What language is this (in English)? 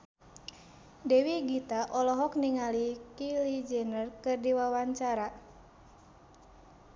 Sundanese